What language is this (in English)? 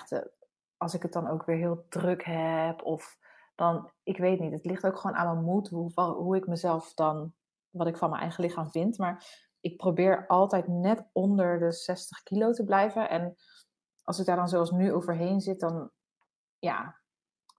Dutch